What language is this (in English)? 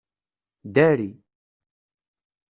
Kabyle